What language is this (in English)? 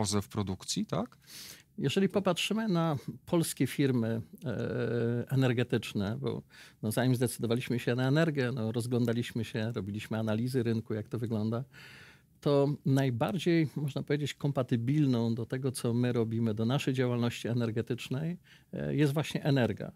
Polish